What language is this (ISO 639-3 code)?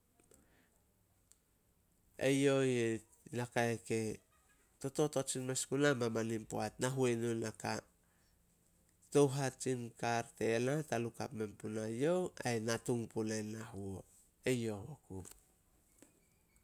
sol